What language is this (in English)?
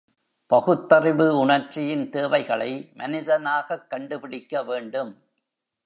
Tamil